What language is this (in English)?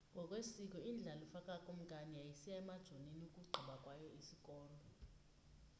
Xhosa